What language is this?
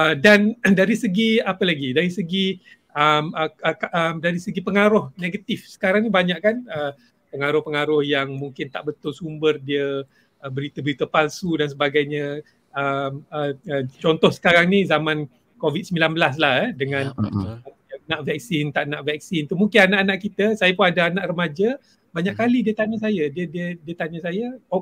Malay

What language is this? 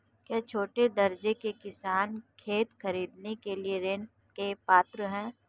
Hindi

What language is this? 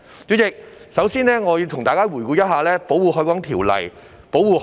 Cantonese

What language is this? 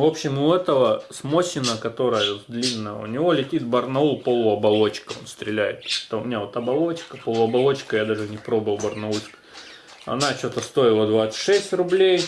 Russian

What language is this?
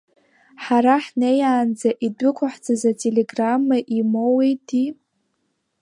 Abkhazian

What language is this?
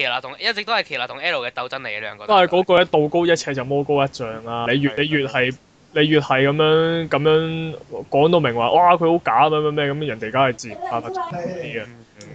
Chinese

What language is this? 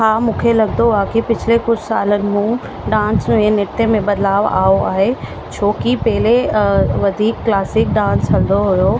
Sindhi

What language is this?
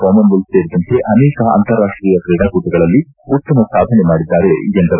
Kannada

